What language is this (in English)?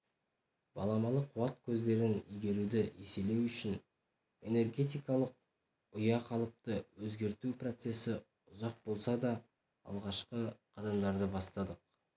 Kazakh